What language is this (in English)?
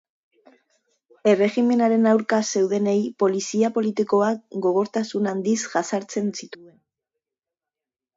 Basque